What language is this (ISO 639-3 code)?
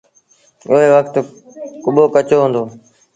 sbn